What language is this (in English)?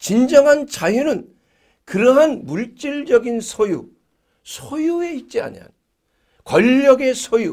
Korean